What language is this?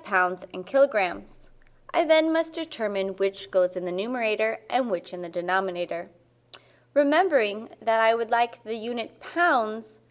English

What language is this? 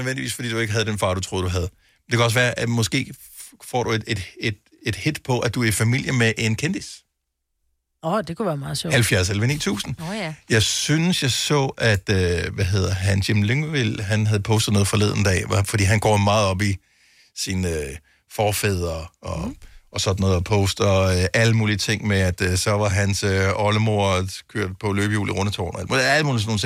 Danish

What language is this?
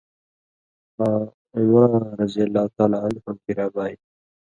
Indus Kohistani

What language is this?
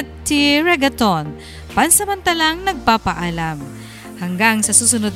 Filipino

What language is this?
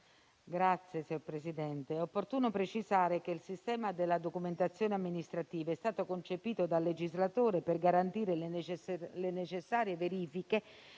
Italian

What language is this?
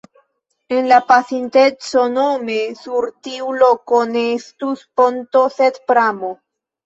Esperanto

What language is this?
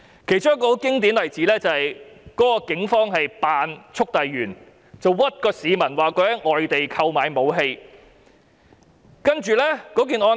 Cantonese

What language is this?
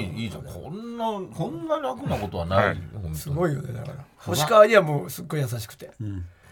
Japanese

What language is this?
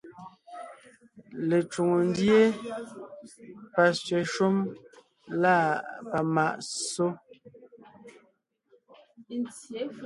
Ngiemboon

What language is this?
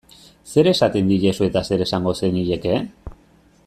Basque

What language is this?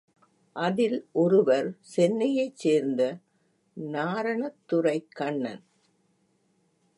Tamil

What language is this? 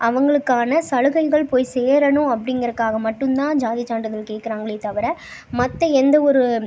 Tamil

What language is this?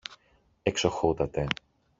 Greek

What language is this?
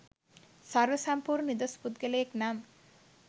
Sinhala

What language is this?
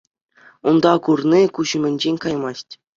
Chuvash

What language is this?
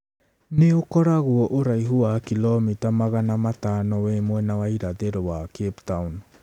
Kikuyu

